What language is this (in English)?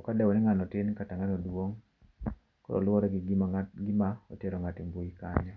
Luo (Kenya and Tanzania)